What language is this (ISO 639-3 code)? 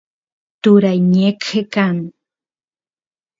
qus